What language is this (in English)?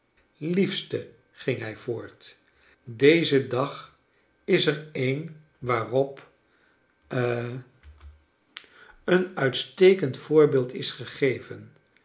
Dutch